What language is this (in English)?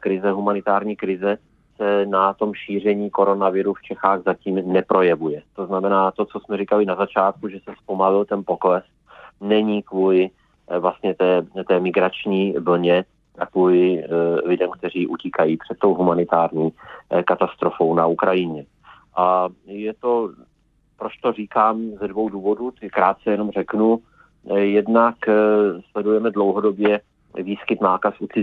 Czech